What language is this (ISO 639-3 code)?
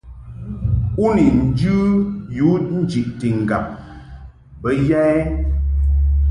mhk